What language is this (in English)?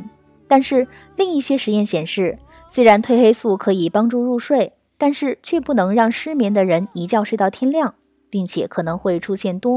Chinese